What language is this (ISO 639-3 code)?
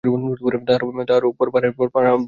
ben